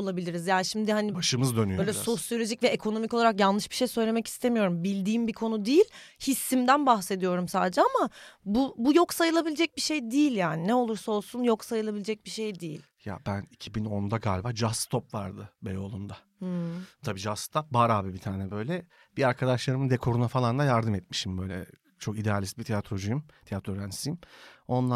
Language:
Turkish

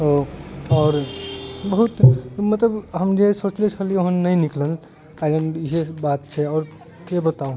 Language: Maithili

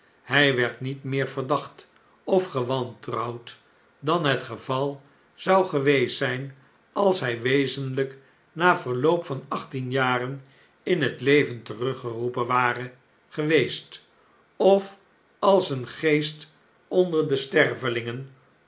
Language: Dutch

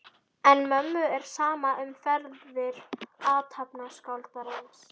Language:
Icelandic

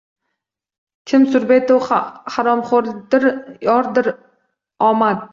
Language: Uzbek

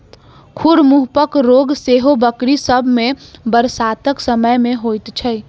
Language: Maithili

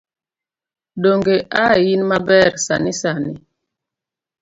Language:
Luo (Kenya and Tanzania)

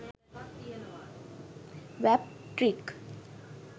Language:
Sinhala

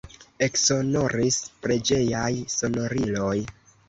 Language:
Esperanto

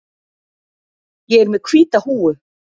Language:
Icelandic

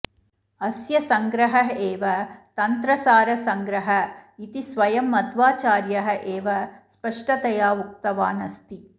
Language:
Sanskrit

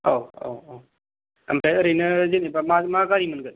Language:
Bodo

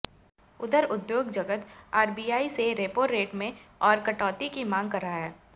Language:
Hindi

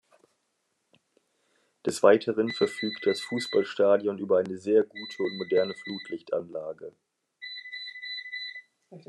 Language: German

